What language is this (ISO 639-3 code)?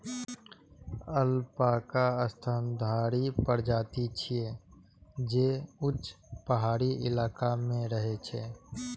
mai